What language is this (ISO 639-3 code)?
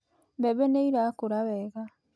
kik